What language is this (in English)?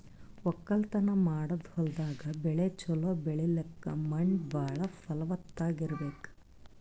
Kannada